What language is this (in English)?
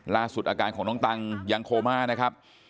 Thai